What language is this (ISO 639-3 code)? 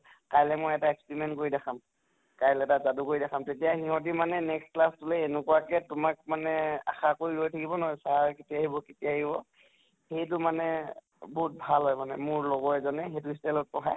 asm